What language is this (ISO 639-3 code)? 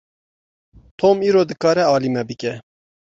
kur